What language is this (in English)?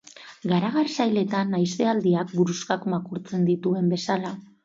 Basque